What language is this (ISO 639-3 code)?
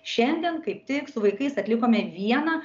lit